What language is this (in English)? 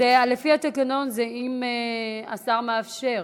Hebrew